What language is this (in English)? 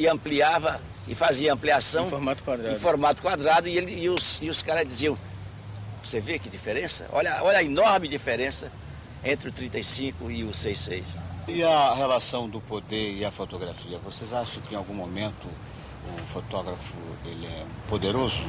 Portuguese